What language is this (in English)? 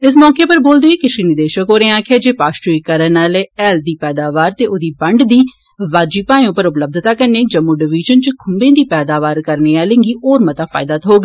Dogri